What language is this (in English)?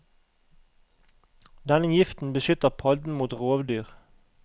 Norwegian